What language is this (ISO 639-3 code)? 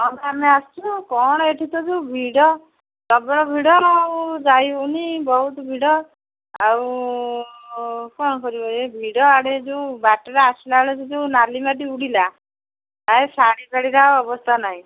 ori